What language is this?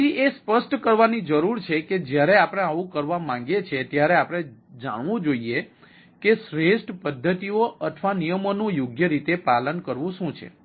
Gujarati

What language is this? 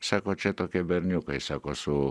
Lithuanian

